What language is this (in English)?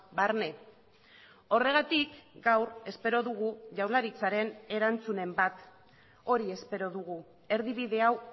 Basque